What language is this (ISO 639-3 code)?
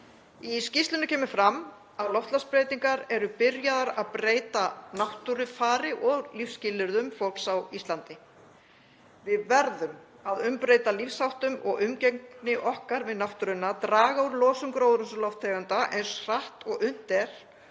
isl